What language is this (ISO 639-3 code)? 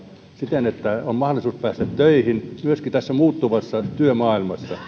fin